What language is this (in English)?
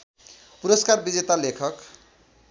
Nepali